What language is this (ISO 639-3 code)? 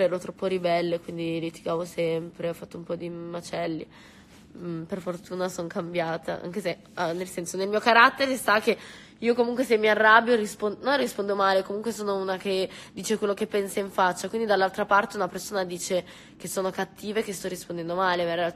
ita